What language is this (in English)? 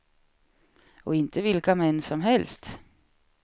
Swedish